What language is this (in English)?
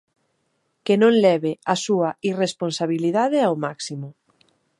Galician